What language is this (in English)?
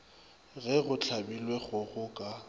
Northern Sotho